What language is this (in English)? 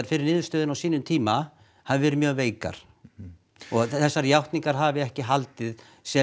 Icelandic